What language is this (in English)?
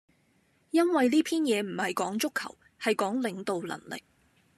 Cantonese